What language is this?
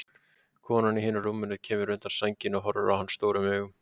Icelandic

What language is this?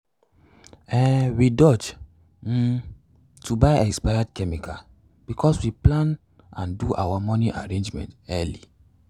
Nigerian Pidgin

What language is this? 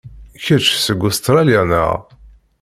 Kabyle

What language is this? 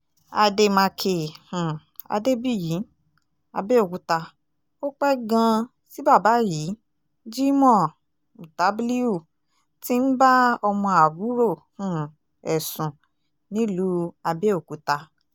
Yoruba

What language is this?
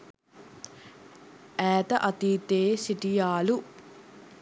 Sinhala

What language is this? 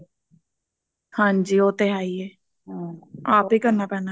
Punjabi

